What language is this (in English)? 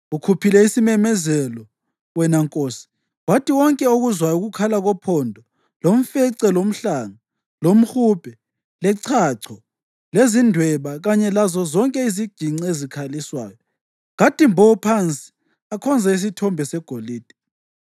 North Ndebele